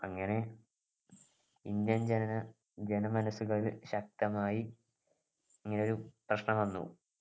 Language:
Malayalam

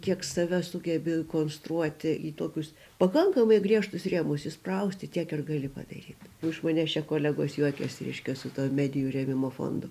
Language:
Lithuanian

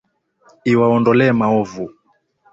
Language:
Swahili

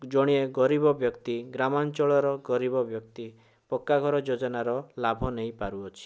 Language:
Odia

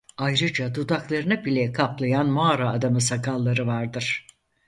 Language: Turkish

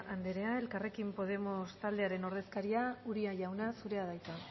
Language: Basque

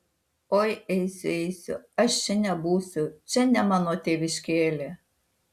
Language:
Lithuanian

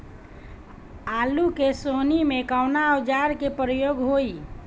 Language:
Bhojpuri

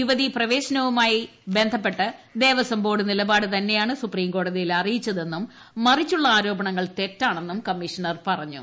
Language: Malayalam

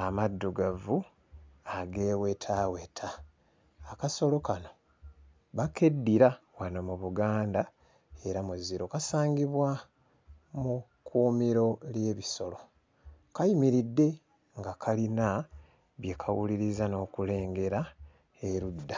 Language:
Ganda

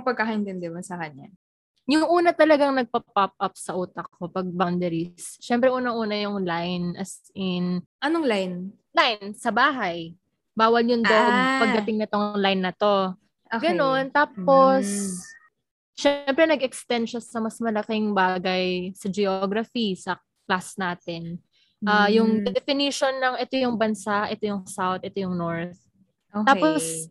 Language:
Filipino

